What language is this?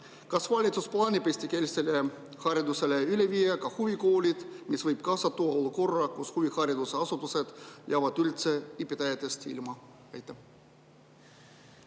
Estonian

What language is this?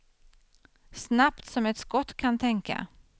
Swedish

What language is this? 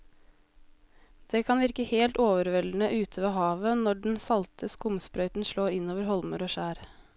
Norwegian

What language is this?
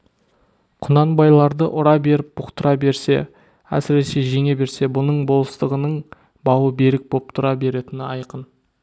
Kazakh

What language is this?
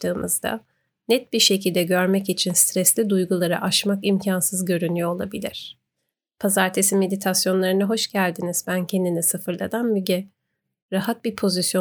Turkish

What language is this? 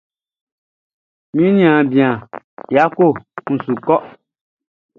Baoulé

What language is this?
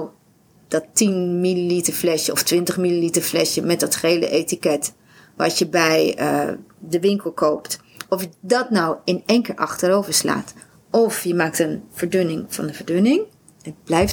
Dutch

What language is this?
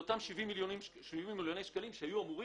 Hebrew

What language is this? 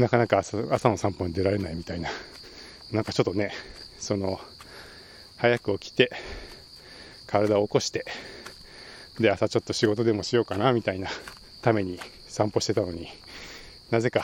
Japanese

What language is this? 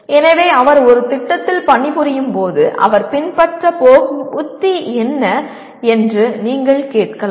Tamil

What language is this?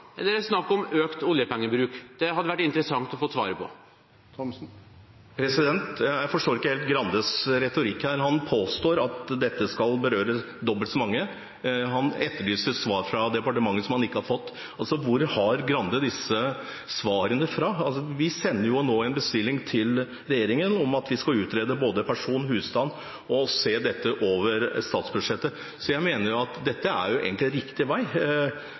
Norwegian Bokmål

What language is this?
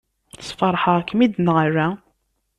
Kabyle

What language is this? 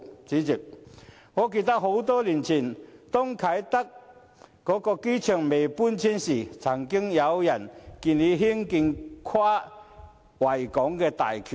Cantonese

